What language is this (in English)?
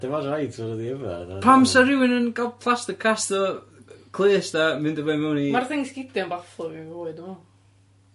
Welsh